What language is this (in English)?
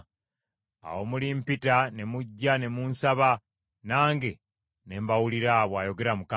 Ganda